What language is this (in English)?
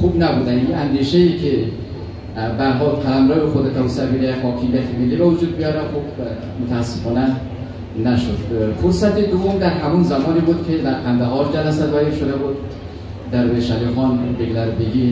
Persian